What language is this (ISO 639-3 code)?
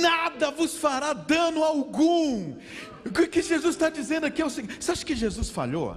por